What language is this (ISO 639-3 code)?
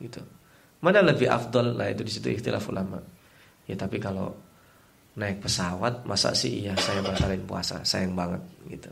ind